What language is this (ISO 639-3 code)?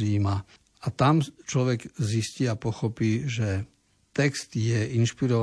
slk